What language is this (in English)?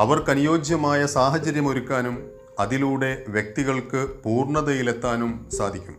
Malayalam